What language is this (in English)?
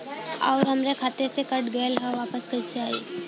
Bhojpuri